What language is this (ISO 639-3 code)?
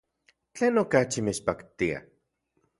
ncx